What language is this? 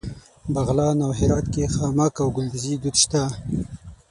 Pashto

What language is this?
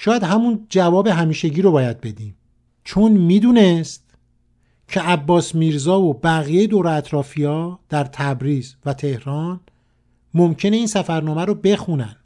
Persian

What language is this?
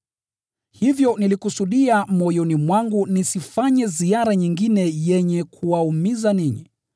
Swahili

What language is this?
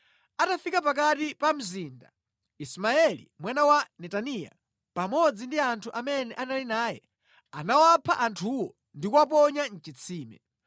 Nyanja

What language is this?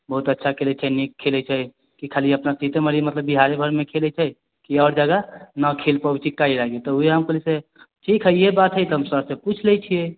Maithili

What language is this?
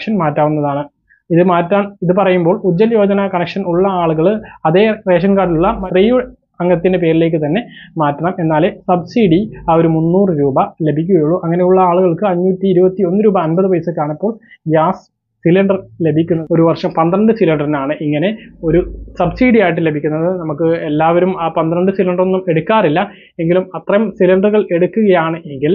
Malayalam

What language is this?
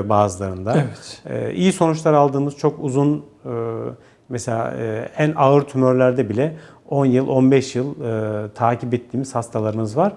Turkish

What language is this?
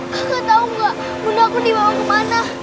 Indonesian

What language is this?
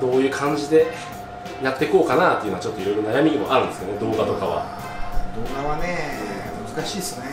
Japanese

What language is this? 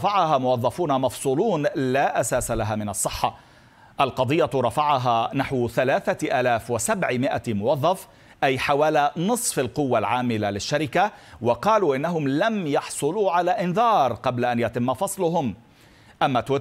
Arabic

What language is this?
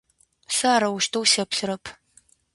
Adyghe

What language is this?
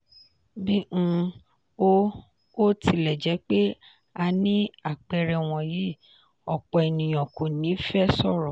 Yoruba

